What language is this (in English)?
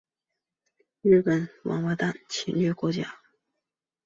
Chinese